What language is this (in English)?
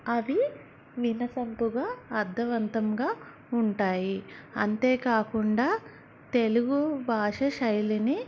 Telugu